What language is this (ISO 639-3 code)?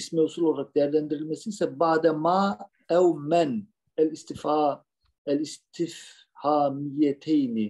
tur